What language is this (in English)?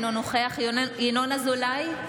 Hebrew